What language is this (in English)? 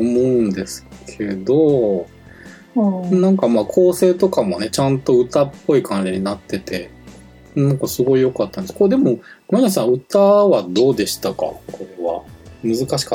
Japanese